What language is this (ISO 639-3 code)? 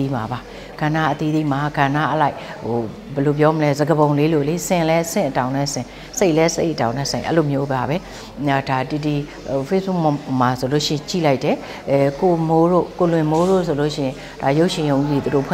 tha